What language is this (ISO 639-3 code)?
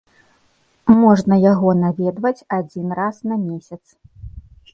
bel